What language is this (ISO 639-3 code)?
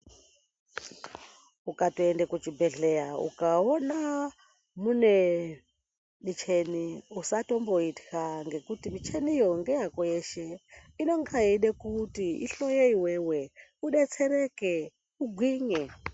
ndc